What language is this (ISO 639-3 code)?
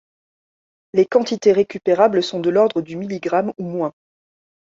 fra